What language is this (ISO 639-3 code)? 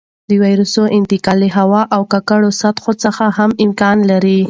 pus